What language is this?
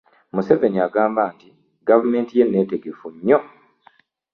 Ganda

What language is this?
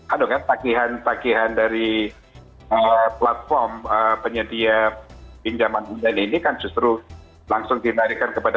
Indonesian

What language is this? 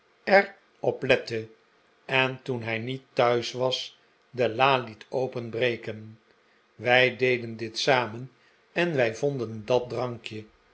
Dutch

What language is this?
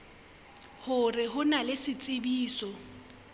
Southern Sotho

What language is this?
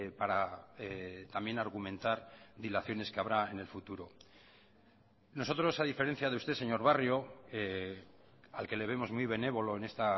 Spanish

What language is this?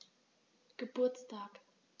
German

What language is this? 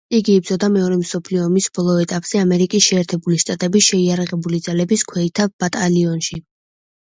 Georgian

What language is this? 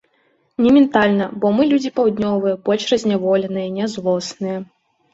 Belarusian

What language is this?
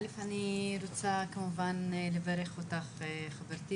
Hebrew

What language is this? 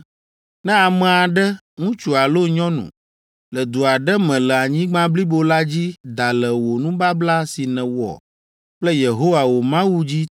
Ewe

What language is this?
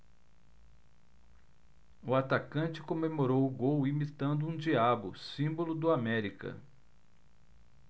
Portuguese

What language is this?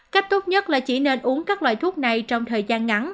Vietnamese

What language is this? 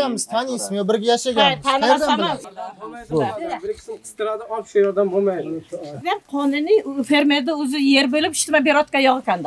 Turkish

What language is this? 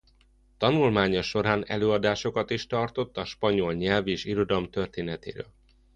Hungarian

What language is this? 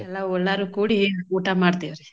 Kannada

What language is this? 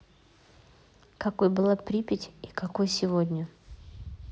Russian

